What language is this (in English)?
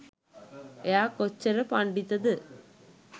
Sinhala